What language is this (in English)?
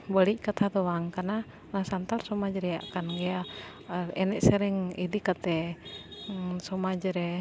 Santali